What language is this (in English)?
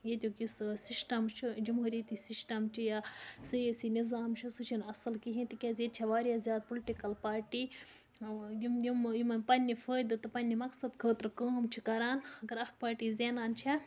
Kashmiri